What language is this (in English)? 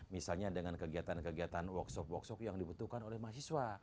Indonesian